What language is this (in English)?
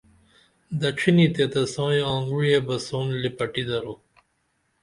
Dameli